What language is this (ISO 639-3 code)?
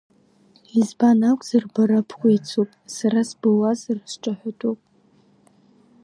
abk